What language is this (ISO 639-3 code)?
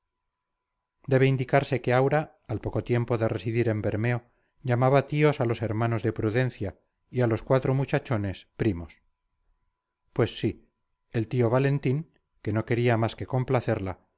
spa